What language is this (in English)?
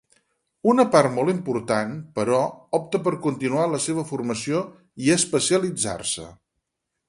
Catalan